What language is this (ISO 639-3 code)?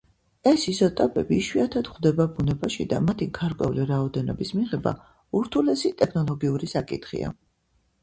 kat